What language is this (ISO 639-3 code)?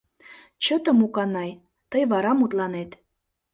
chm